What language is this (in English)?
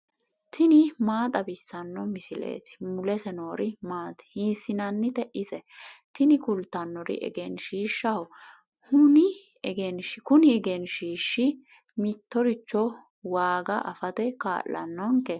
Sidamo